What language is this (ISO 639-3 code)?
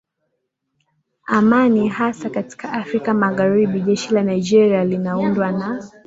swa